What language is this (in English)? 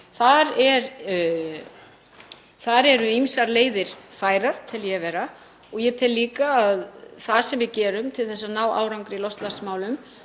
Icelandic